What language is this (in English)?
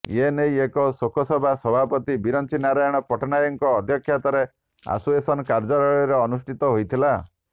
Odia